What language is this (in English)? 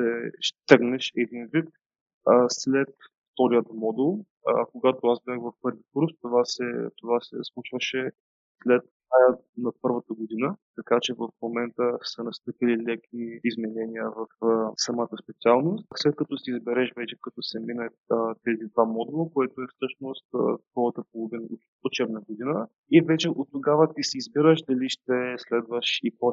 Bulgarian